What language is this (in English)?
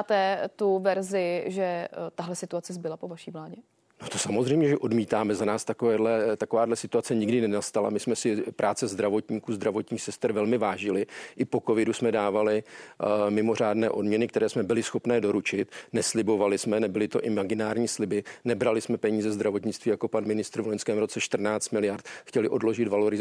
Czech